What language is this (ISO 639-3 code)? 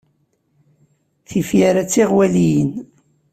kab